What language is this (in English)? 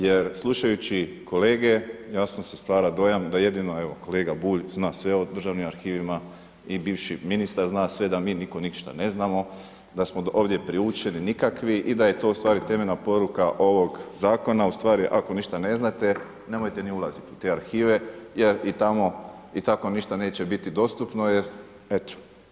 Croatian